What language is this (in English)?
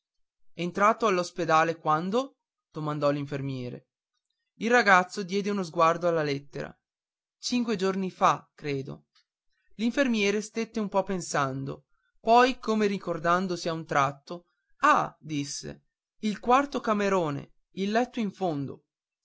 Italian